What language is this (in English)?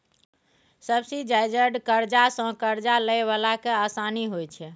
Maithili